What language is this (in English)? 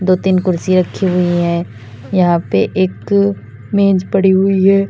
Hindi